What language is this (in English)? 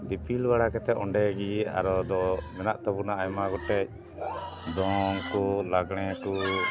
Santali